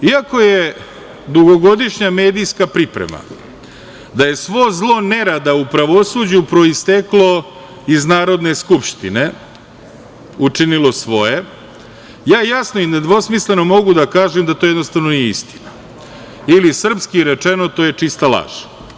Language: Serbian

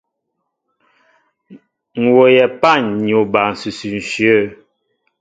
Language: Mbo (Cameroon)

